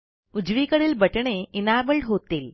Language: Marathi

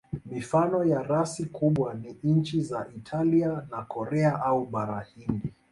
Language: Swahili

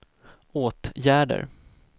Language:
Swedish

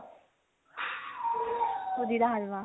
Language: Punjabi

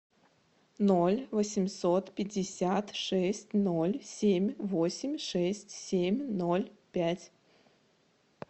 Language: Russian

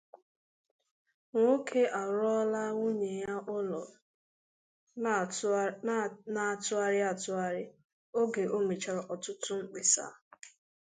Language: Igbo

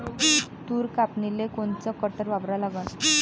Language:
Marathi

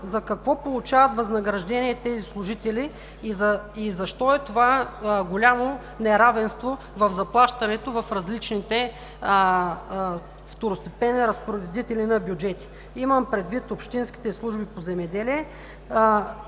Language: Bulgarian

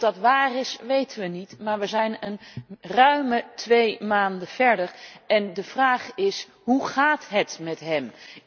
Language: Dutch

